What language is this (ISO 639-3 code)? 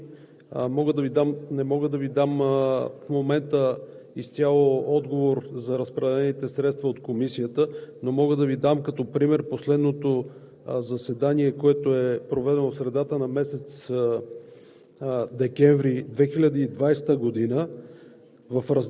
bul